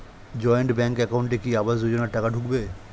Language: Bangla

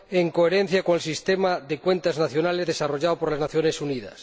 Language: Spanish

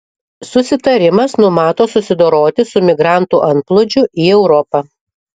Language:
Lithuanian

